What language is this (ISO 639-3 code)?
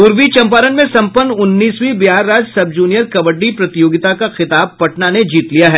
hin